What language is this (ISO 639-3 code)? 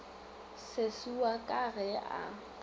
nso